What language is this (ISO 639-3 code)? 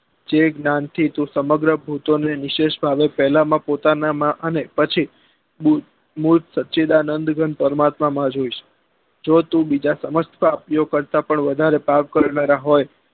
guj